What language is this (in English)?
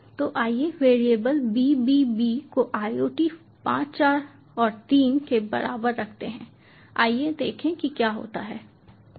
Hindi